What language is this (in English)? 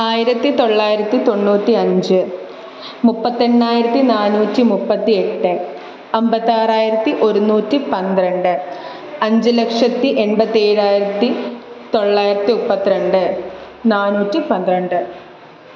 Malayalam